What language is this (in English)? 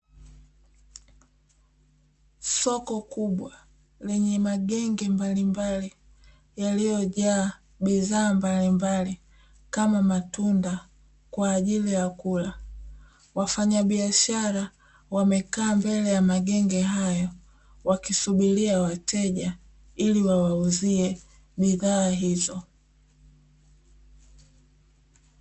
Swahili